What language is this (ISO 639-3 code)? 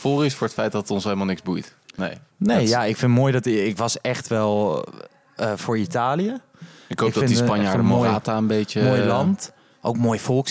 nld